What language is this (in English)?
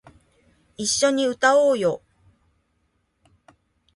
Japanese